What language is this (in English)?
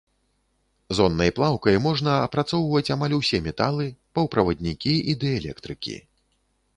Belarusian